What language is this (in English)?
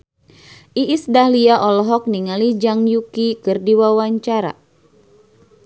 Sundanese